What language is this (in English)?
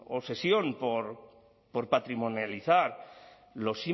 Spanish